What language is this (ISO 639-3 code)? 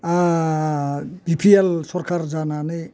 brx